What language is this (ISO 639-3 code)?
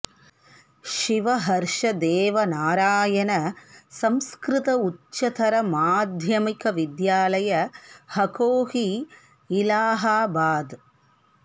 san